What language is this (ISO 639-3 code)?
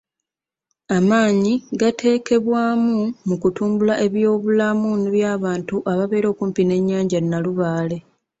lug